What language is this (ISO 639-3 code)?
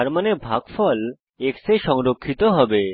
ben